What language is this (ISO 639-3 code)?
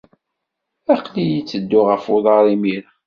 kab